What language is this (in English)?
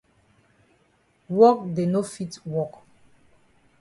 Cameroon Pidgin